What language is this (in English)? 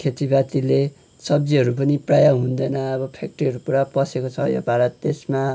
Nepali